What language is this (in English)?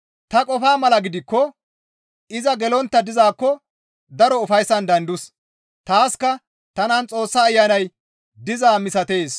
Gamo